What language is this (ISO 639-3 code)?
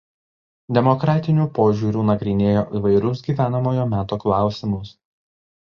lit